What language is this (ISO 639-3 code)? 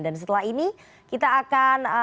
ind